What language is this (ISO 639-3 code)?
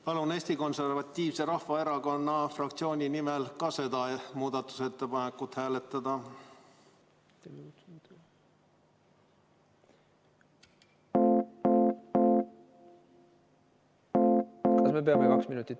est